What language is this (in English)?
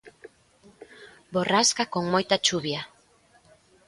Galician